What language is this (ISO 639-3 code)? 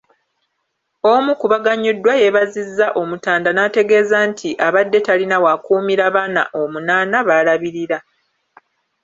lug